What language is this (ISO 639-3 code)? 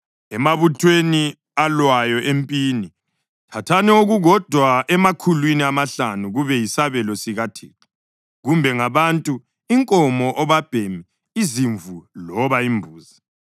nde